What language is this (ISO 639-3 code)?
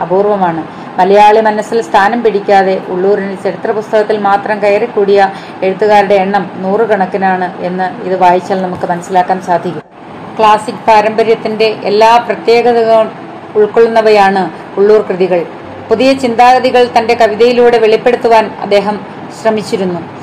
mal